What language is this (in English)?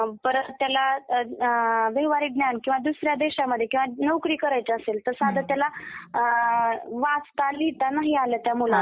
Marathi